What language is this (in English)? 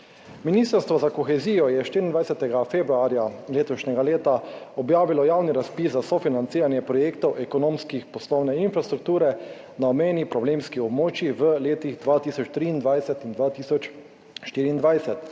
Slovenian